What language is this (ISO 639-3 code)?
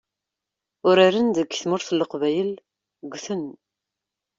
kab